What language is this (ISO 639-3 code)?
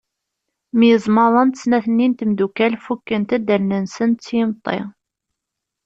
kab